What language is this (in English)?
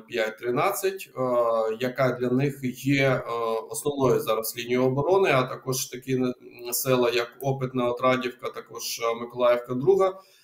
Ukrainian